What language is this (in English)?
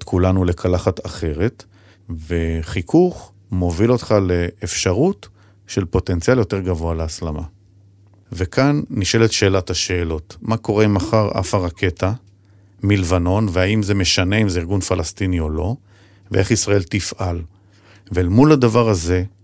Hebrew